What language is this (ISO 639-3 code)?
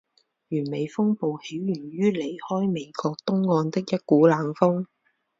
zho